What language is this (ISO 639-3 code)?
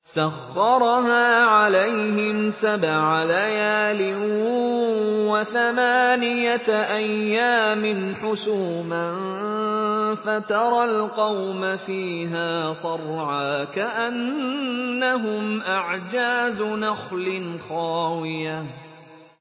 ara